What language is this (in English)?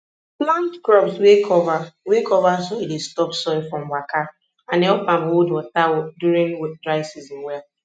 Nigerian Pidgin